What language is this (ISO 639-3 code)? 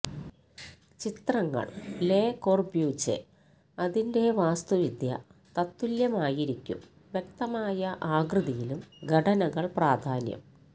mal